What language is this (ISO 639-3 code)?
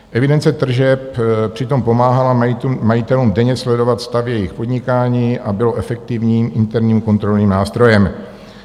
ces